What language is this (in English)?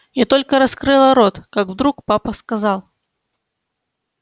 Russian